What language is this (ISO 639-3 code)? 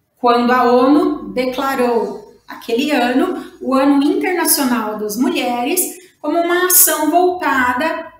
por